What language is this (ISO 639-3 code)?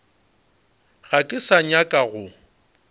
nso